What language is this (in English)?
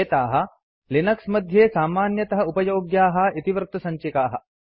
Sanskrit